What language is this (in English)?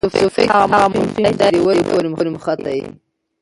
Pashto